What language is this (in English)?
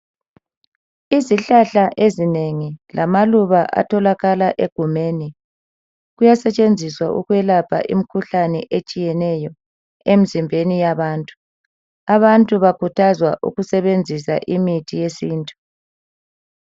North Ndebele